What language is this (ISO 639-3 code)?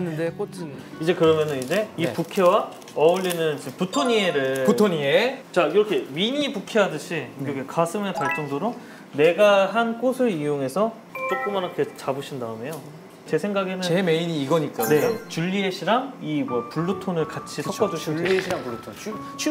kor